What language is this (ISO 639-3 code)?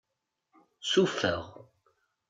kab